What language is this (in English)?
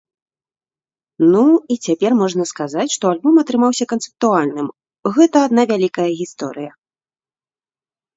Belarusian